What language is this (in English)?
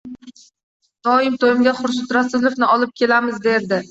Uzbek